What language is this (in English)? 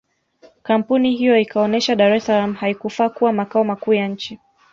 Swahili